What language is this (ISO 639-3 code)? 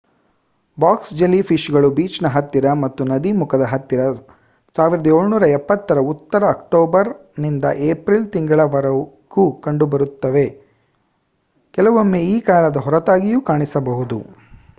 kan